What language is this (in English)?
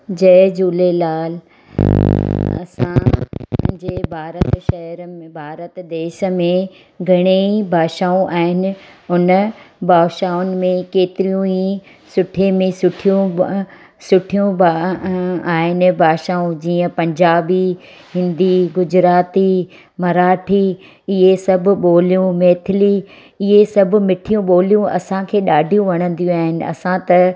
Sindhi